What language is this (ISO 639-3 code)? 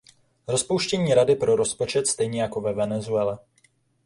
ces